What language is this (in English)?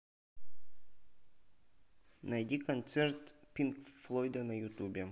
Russian